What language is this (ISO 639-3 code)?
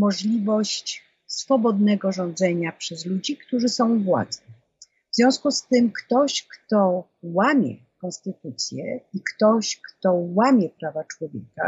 pol